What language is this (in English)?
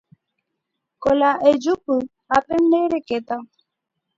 Guarani